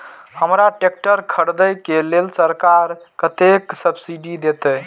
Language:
Maithili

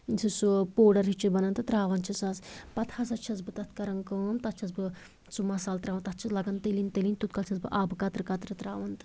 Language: Kashmiri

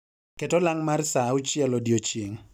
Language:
Luo (Kenya and Tanzania)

